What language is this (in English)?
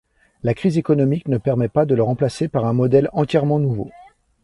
French